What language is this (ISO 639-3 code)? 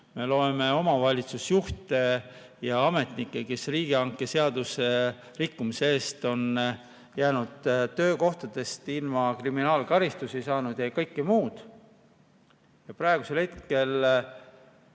est